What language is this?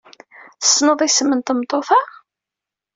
Kabyle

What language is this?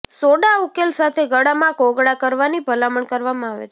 Gujarati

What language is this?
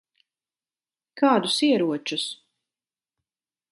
Latvian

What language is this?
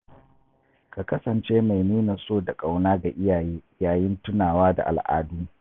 Hausa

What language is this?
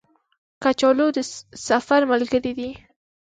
Pashto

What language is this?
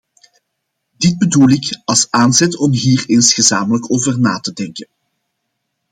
Dutch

